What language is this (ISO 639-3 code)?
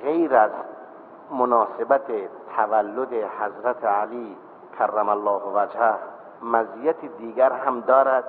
fas